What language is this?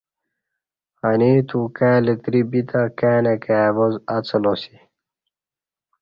Kati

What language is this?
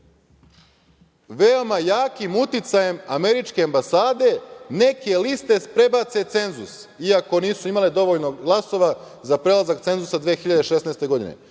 Serbian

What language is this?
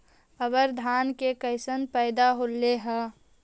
Magahi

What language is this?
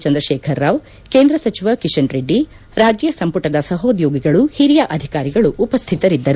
Kannada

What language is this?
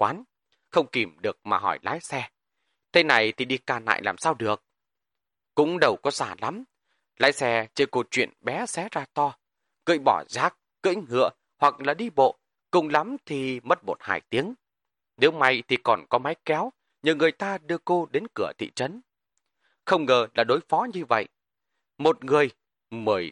Vietnamese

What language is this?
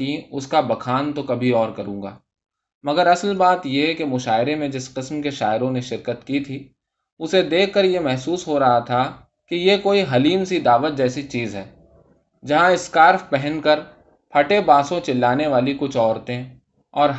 Urdu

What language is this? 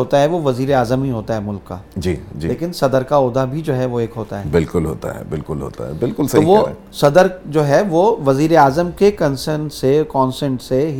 Urdu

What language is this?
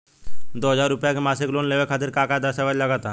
Bhojpuri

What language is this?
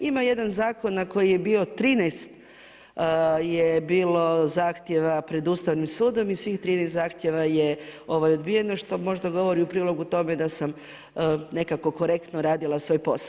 Croatian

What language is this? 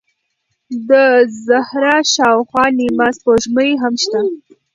Pashto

